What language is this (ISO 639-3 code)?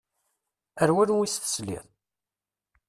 kab